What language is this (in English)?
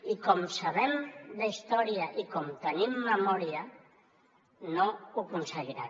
Catalan